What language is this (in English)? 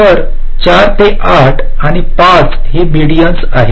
Marathi